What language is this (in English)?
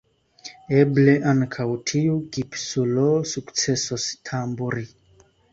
Esperanto